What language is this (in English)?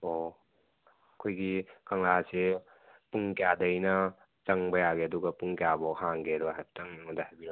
Manipuri